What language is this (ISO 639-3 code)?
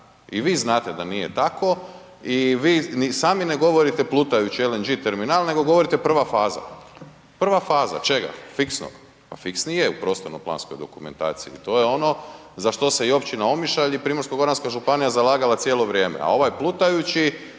hrv